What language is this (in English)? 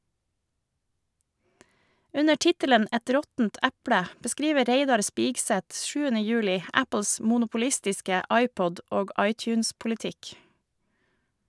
Norwegian